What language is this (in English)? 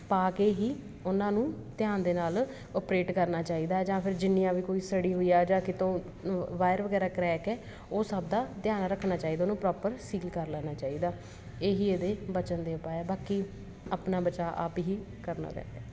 Punjabi